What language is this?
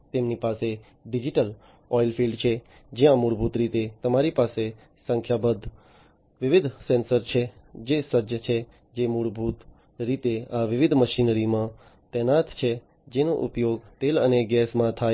Gujarati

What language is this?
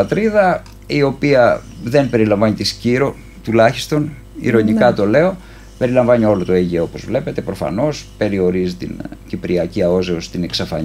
Greek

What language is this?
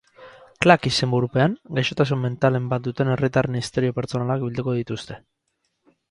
Basque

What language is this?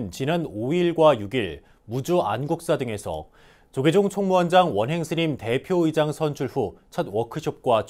Korean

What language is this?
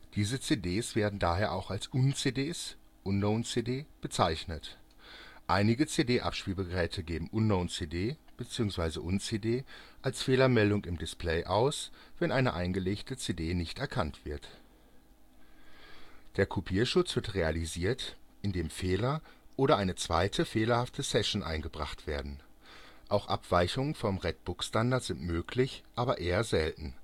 German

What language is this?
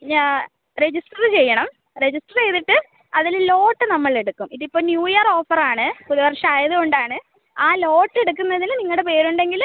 Malayalam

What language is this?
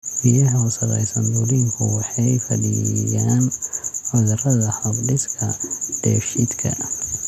Somali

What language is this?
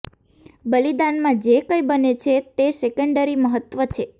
Gujarati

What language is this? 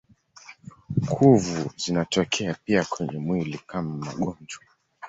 Swahili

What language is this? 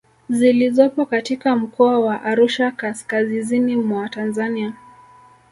Swahili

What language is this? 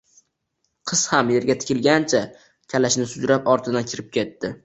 Uzbek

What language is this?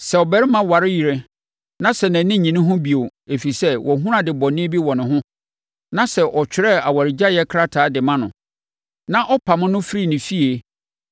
Akan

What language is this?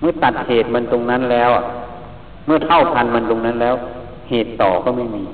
Thai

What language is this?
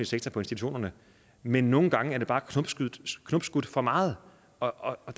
Danish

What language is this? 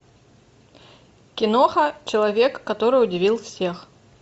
Russian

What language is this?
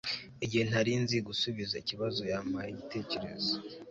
Kinyarwanda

